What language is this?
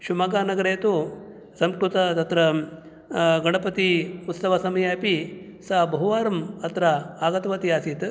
Sanskrit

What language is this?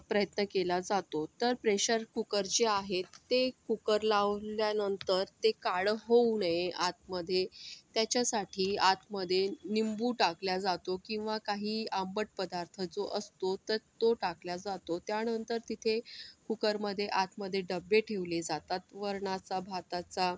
Marathi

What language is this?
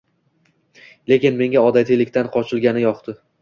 Uzbek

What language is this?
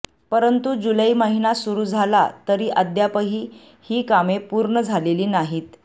Marathi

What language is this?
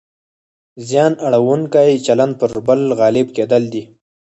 Pashto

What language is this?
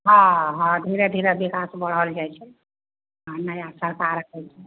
Maithili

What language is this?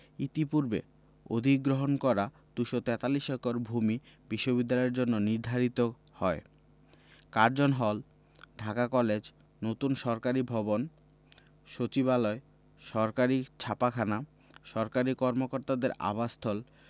Bangla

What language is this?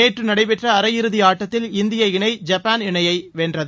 Tamil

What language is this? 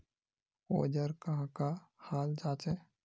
Magahi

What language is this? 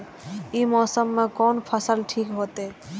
Maithili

